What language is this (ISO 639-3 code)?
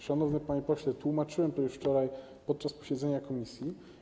pol